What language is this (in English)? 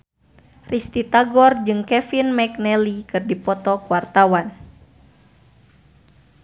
Sundanese